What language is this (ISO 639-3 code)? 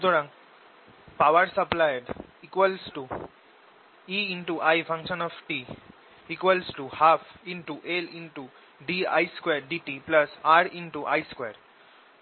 ben